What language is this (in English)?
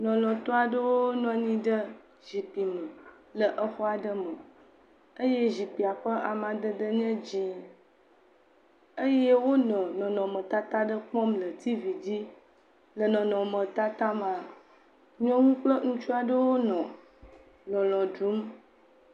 Ewe